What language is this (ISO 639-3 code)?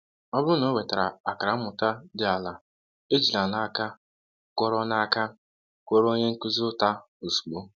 ibo